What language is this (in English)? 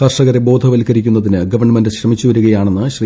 Malayalam